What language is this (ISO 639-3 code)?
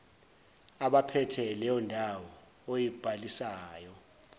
zul